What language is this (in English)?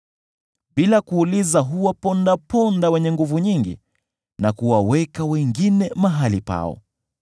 Swahili